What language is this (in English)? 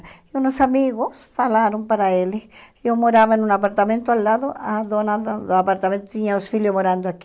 Portuguese